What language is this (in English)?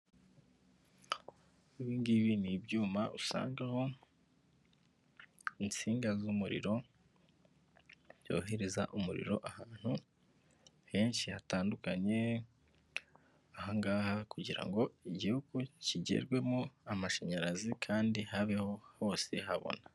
Kinyarwanda